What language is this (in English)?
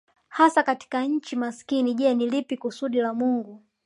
Swahili